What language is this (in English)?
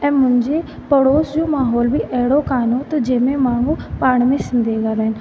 Sindhi